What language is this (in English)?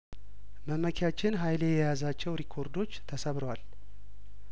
Amharic